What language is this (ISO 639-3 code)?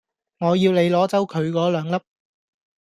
yue